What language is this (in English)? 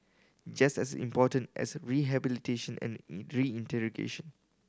English